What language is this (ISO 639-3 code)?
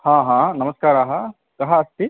san